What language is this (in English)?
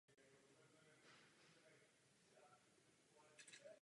Czech